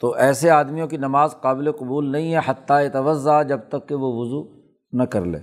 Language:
Urdu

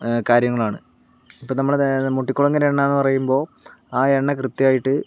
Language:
Malayalam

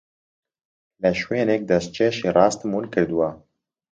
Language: Central Kurdish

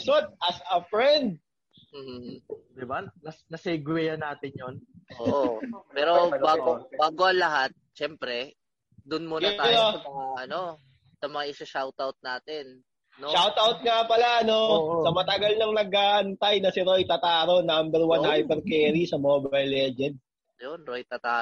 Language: Filipino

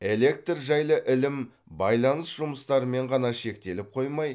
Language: Kazakh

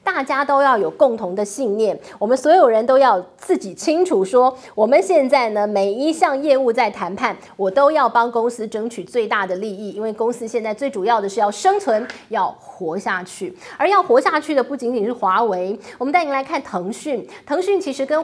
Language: Chinese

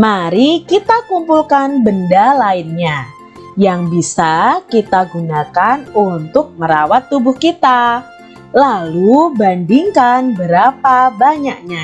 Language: Indonesian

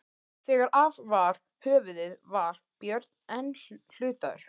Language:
Icelandic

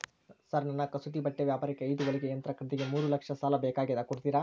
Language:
Kannada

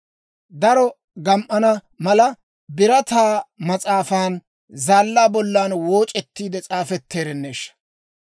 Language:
Dawro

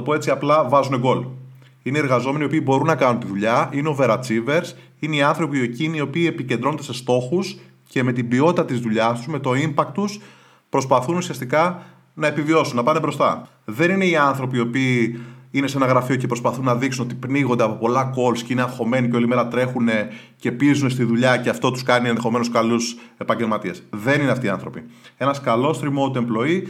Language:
Greek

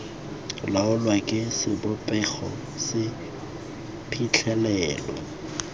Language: Tswana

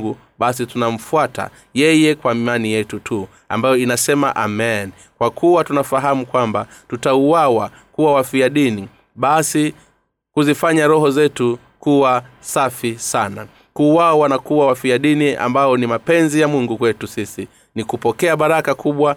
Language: Swahili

